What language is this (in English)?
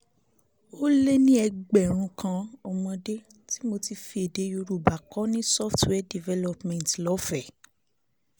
Yoruba